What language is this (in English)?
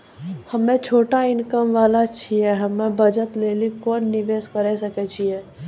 Maithili